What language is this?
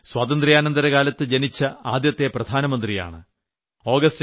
Malayalam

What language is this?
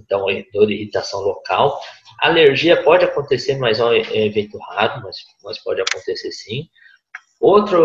Portuguese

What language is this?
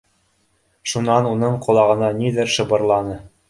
Bashkir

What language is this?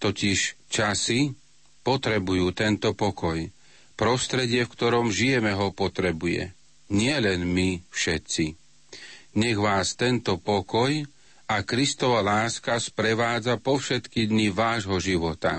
Slovak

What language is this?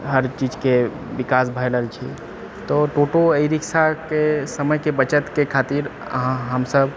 Maithili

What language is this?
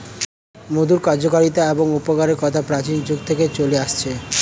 Bangla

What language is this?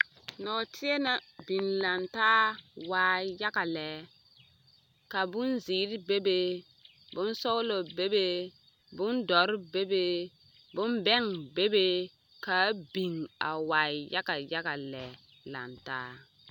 Southern Dagaare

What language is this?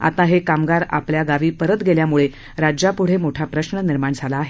Marathi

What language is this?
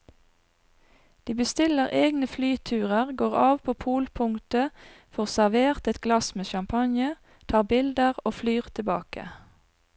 Norwegian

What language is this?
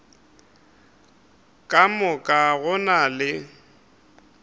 Northern Sotho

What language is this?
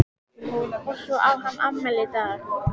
Icelandic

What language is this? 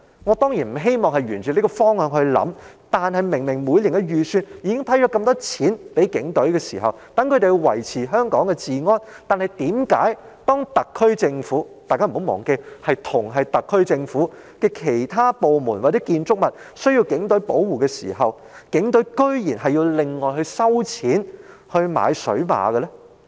Cantonese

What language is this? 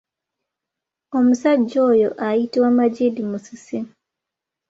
Ganda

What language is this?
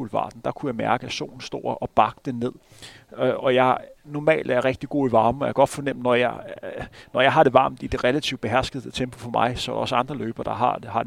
Danish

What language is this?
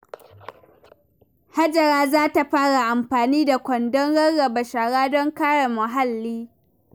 Hausa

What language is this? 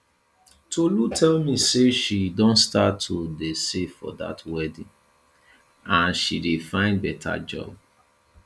Nigerian Pidgin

